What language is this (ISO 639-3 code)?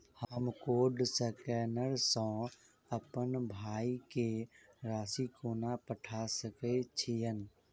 mai